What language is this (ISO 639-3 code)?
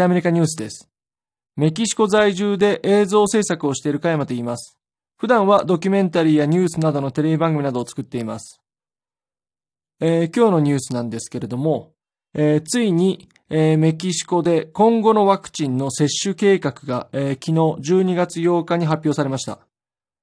jpn